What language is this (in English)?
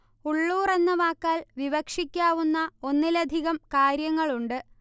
Malayalam